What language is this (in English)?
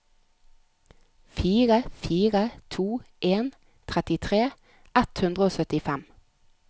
Norwegian